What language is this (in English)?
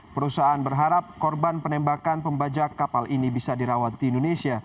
Indonesian